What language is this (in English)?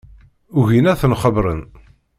Kabyle